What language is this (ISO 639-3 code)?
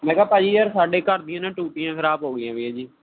pan